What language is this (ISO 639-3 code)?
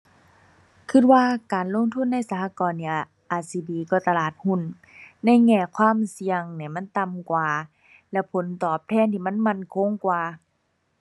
tha